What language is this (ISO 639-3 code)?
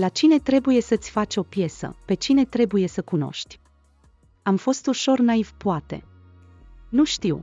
ron